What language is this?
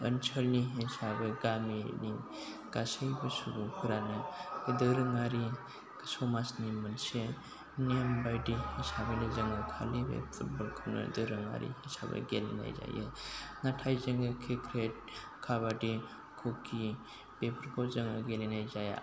Bodo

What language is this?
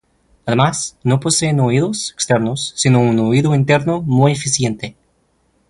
Spanish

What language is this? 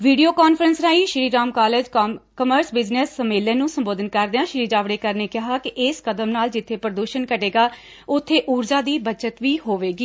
Punjabi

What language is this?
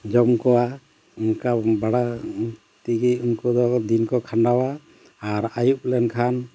Santali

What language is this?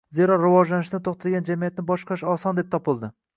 Uzbek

